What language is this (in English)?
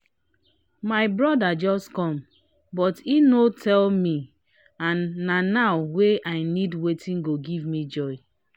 Nigerian Pidgin